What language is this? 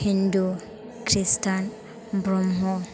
Bodo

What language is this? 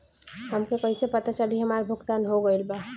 Bhojpuri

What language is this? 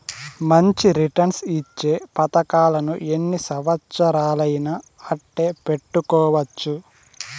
Telugu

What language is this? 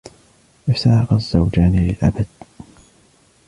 Arabic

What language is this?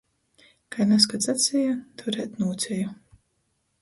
Latgalian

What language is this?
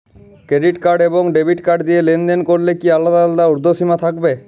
Bangla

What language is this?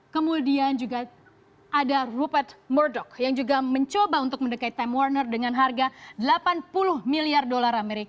Indonesian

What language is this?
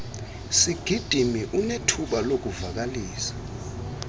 Xhosa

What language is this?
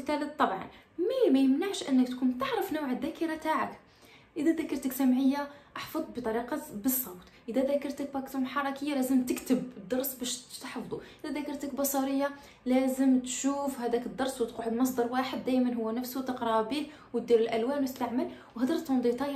Arabic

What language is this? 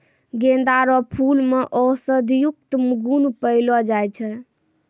Maithili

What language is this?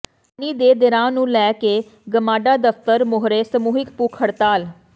Punjabi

